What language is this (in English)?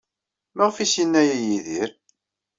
Kabyle